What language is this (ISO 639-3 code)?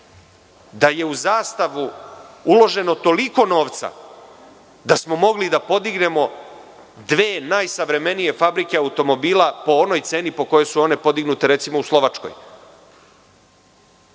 srp